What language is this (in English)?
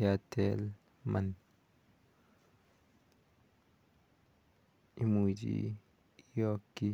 Kalenjin